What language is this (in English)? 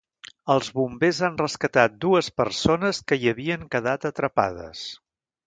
Catalan